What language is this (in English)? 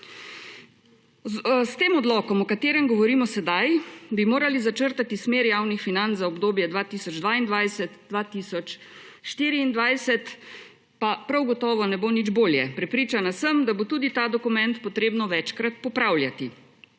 Slovenian